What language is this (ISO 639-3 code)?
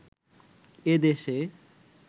ben